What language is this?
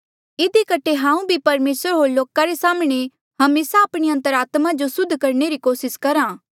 Mandeali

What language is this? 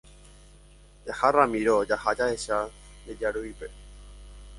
Guarani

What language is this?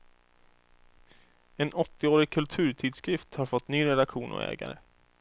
Swedish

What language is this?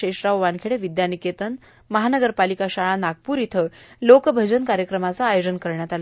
Marathi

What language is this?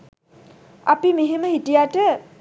Sinhala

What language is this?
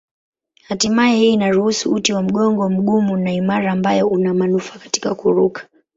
Swahili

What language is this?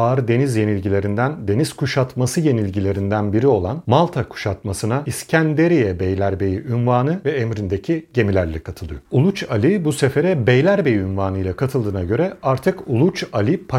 Turkish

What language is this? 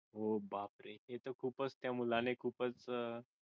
Marathi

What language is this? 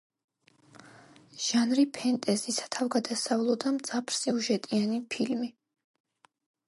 Georgian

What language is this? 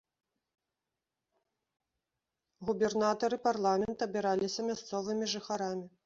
Belarusian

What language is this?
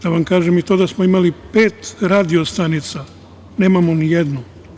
Serbian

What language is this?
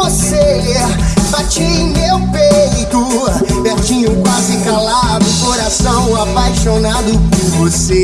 Portuguese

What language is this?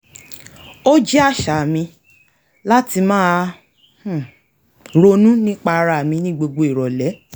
Yoruba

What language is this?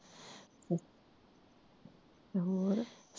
Punjabi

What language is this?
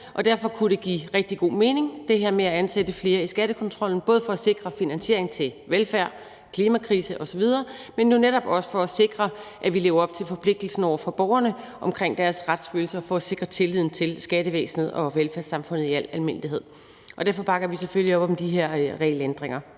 Danish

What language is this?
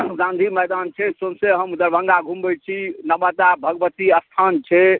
Maithili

